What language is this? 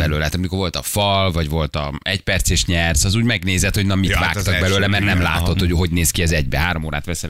Hungarian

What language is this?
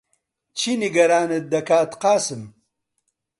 Central Kurdish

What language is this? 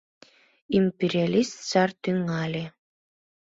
Mari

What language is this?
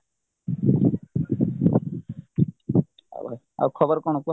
Odia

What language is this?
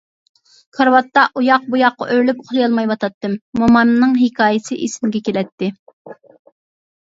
Uyghur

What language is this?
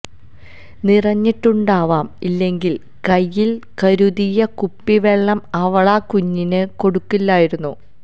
Malayalam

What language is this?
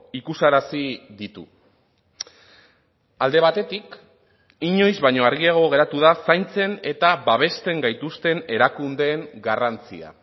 Basque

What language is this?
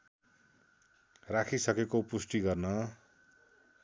Nepali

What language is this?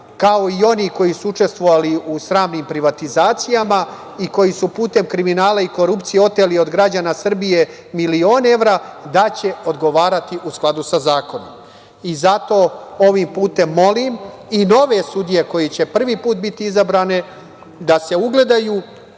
Serbian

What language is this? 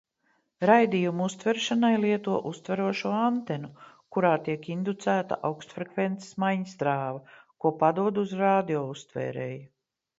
Latvian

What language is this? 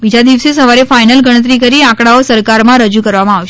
Gujarati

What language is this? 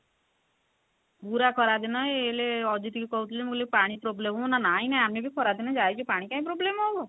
Odia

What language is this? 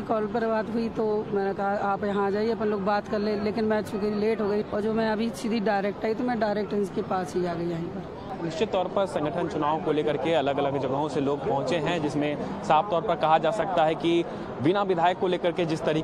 Hindi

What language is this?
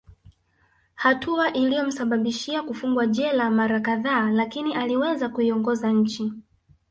Swahili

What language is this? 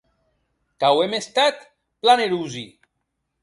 Occitan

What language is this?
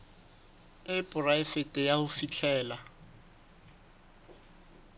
Southern Sotho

